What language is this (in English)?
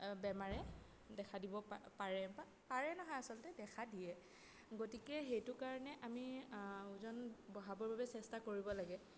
Assamese